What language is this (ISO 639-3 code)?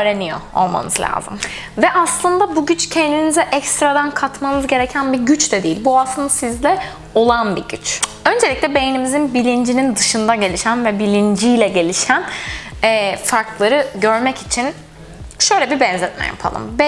tur